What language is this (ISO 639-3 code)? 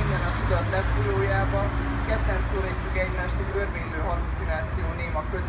hun